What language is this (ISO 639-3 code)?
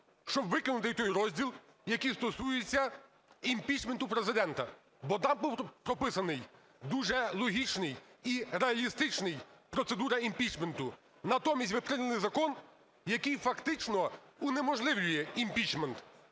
ukr